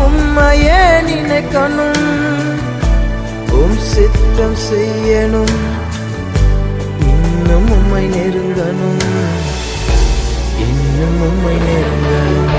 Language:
Tamil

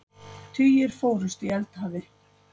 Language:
Icelandic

